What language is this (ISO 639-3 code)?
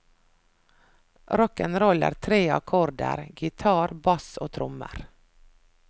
nor